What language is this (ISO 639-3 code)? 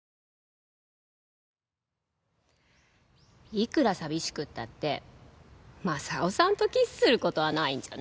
jpn